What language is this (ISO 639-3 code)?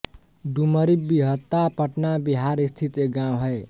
hin